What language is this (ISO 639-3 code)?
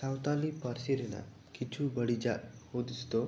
sat